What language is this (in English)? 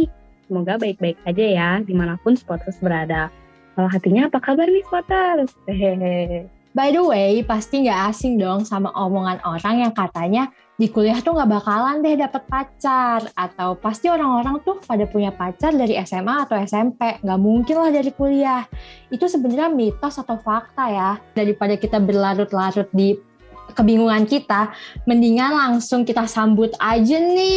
Indonesian